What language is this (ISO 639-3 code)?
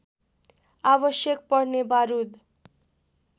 nep